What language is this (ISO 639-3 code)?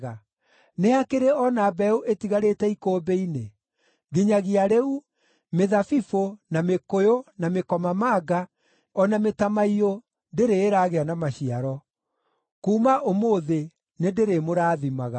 kik